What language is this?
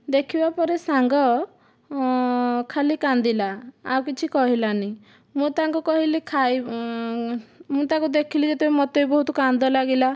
Odia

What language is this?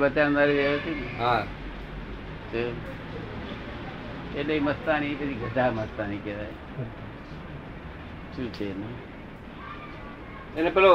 Gujarati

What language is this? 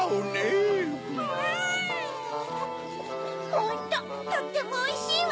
Japanese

